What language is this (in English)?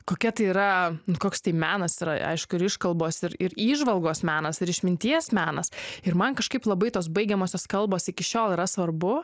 Lithuanian